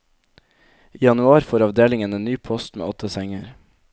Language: Norwegian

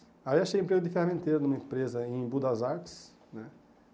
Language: Portuguese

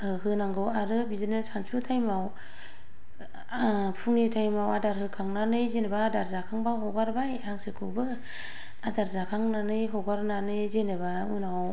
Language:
Bodo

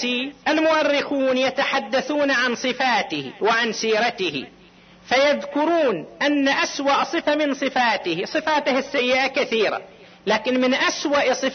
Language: Arabic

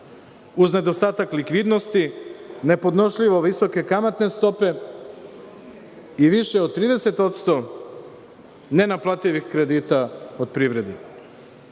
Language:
Serbian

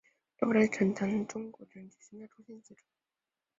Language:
Chinese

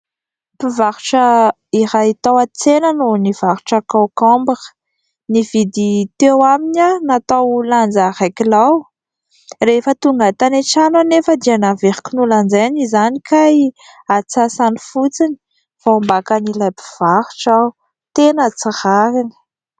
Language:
Malagasy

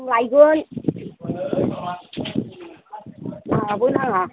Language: Bodo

